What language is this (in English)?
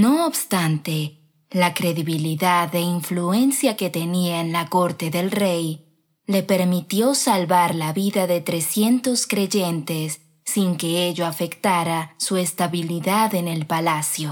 Spanish